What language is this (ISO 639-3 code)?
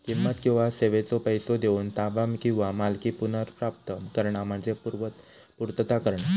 mar